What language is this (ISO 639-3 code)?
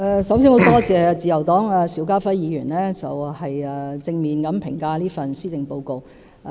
yue